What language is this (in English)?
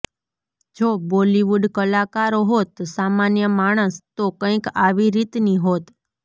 Gujarati